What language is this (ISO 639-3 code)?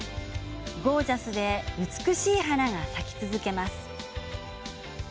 jpn